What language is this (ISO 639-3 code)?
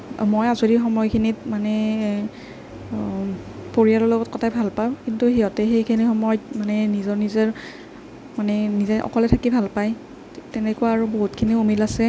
asm